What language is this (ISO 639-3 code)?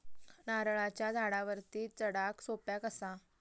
mar